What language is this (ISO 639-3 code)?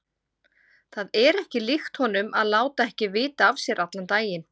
isl